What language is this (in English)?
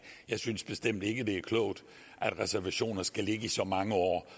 Danish